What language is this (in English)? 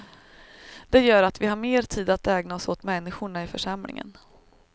Swedish